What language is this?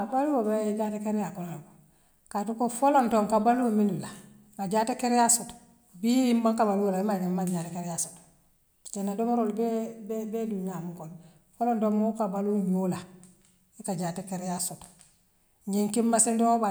Western Maninkakan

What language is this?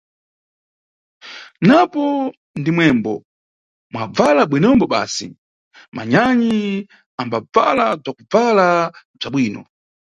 Nyungwe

